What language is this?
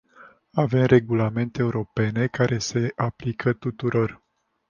Romanian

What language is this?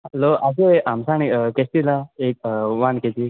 Konkani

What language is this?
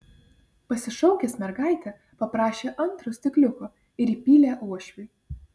Lithuanian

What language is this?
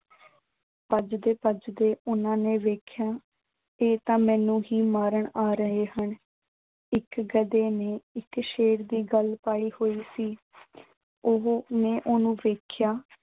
Punjabi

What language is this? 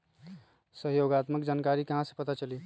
Magahi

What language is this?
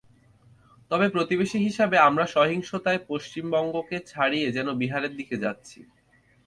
Bangla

